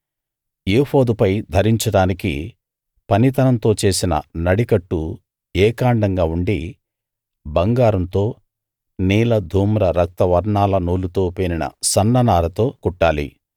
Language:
Telugu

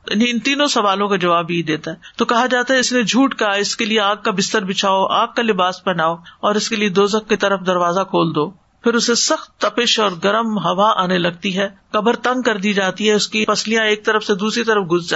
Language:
Urdu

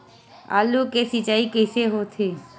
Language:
Chhattisgarhi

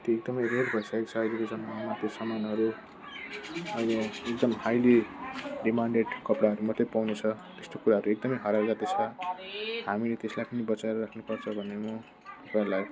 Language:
Nepali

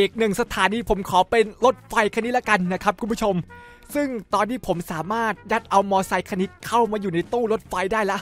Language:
Thai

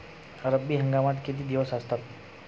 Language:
Marathi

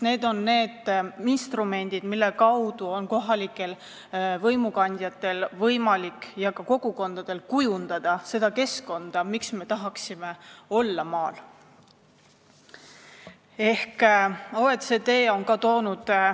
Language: Estonian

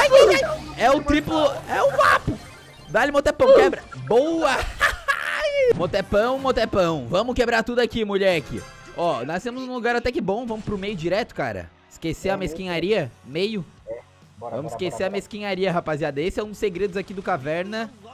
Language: Portuguese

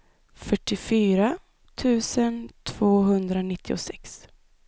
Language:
Swedish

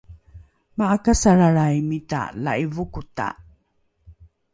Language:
Rukai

